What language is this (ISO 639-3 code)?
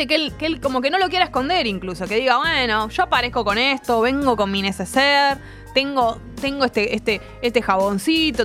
spa